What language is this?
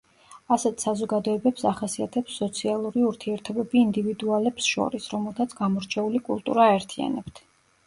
Georgian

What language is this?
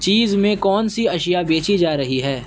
Urdu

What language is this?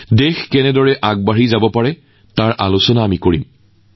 Assamese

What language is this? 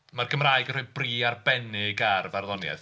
Welsh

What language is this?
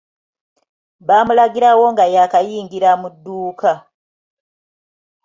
Ganda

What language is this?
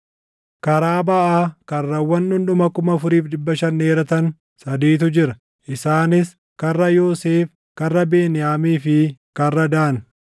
Oromo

